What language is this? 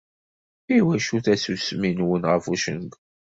Kabyle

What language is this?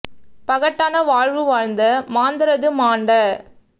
Tamil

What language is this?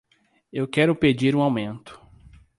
Portuguese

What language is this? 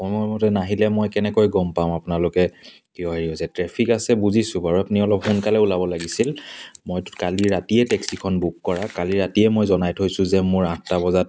Assamese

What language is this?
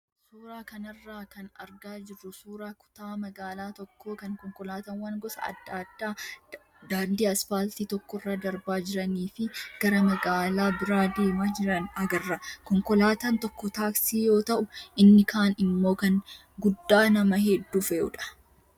Oromo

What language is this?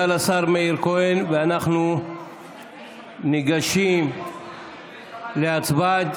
Hebrew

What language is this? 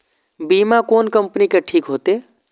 Maithili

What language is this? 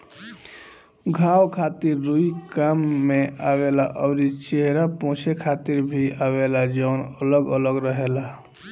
Bhojpuri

